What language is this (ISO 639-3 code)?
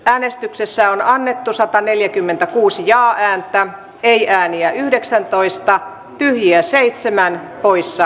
fin